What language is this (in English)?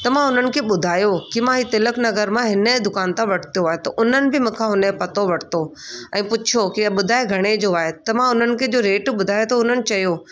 Sindhi